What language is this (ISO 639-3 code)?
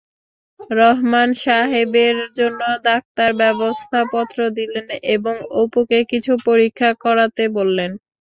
ben